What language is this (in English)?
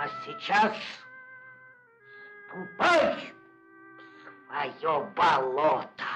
Russian